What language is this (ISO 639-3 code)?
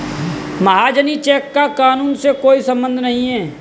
hin